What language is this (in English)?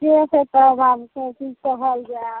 Maithili